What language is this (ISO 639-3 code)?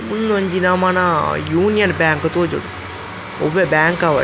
tcy